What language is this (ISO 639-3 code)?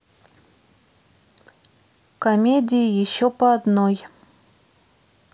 rus